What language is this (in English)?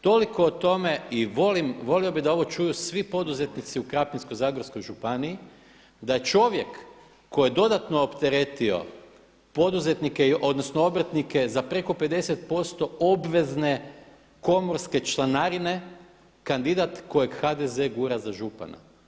Croatian